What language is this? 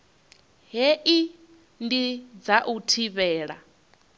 Venda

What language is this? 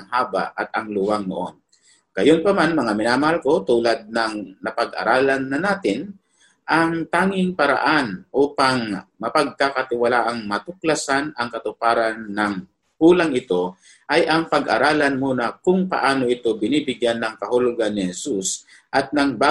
Filipino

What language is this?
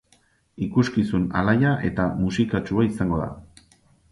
Basque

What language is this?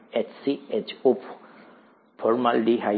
Gujarati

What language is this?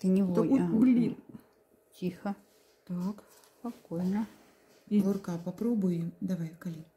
Russian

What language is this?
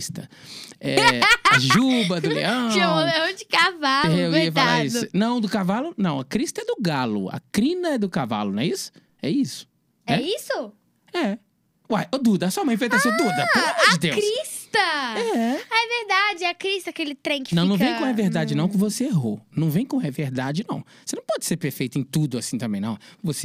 Portuguese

